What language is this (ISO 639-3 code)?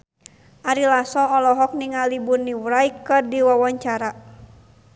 sun